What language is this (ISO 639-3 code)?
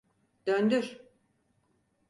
tur